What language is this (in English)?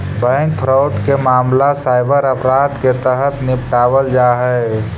Magahi